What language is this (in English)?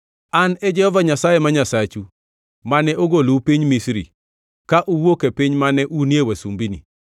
Luo (Kenya and Tanzania)